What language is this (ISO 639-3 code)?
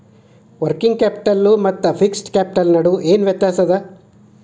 kan